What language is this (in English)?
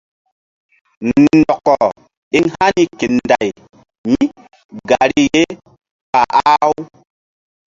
Mbum